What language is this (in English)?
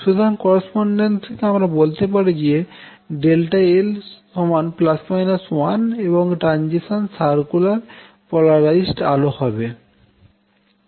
Bangla